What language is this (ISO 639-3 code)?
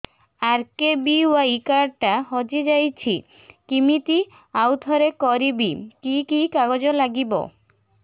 ori